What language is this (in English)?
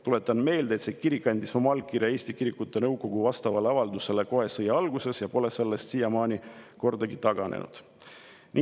Estonian